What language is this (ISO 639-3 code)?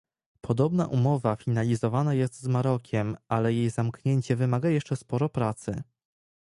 pol